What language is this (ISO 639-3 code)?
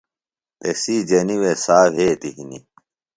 phl